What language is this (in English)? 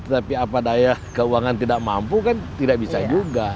Indonesian